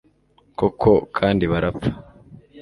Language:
Kinyarwanda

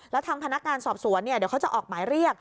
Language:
Thai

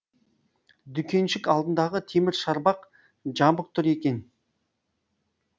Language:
Kazakh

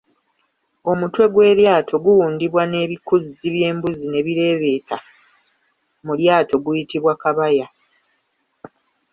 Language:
Ganda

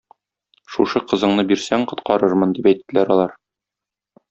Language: Tatar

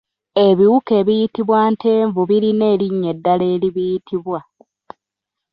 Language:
Ganda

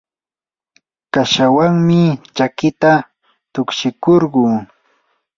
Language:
Yanahuanca Pasco Quechua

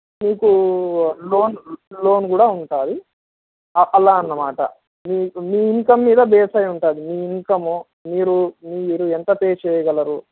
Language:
Telugu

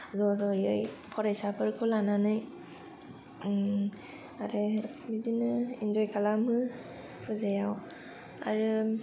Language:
Bodo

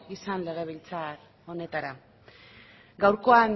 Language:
Basque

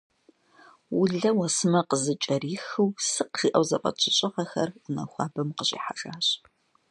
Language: Kabardian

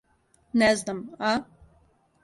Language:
Serbian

